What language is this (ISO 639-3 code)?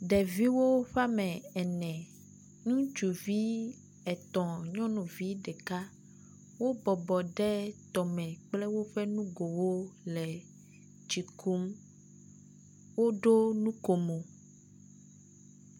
ewe